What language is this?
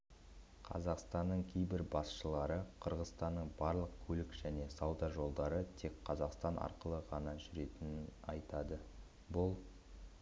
Kazakh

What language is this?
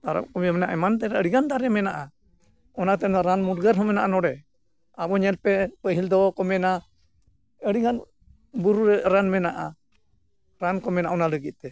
Santali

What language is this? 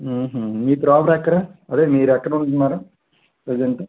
Telugu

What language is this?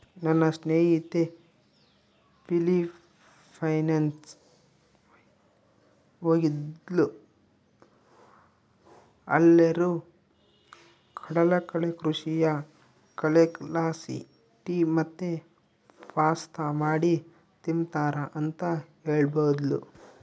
Kannada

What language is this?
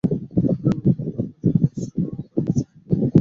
Bangla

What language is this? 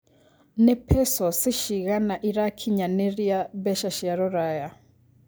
Kikuyu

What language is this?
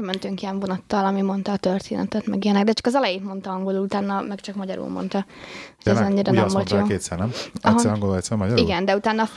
Hungarian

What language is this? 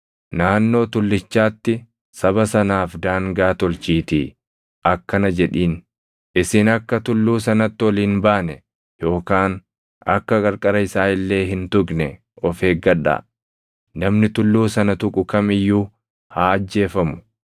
Oromo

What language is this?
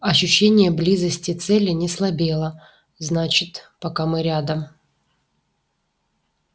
Russian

